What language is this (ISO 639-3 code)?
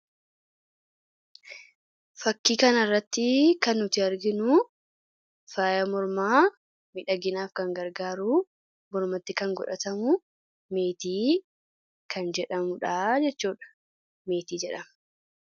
orm